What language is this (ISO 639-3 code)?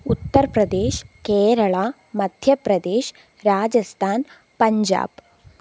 mal